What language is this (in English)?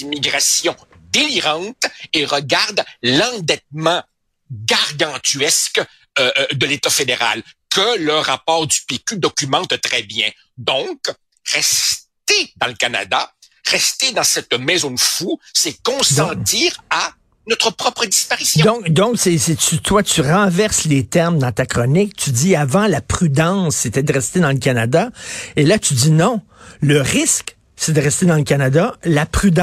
French